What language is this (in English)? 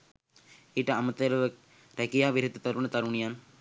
Sinhala